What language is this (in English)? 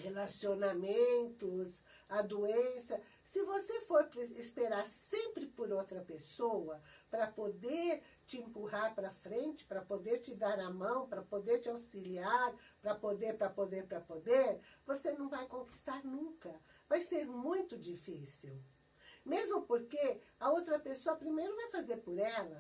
Portuguese